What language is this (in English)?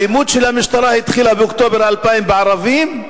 Hebrew